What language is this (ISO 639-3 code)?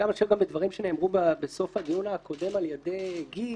heb